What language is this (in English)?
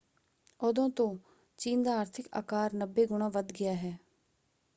Punjabi